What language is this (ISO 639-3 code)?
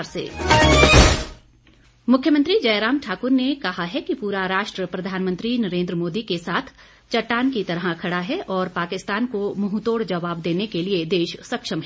hin